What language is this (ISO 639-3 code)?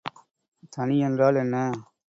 tam